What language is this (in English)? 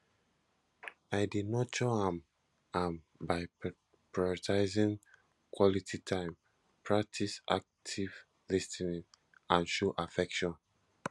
Nigerian Pidgin